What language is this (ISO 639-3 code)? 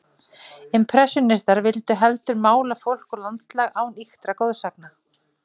isl